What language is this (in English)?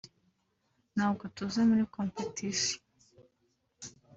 Kinyarwanda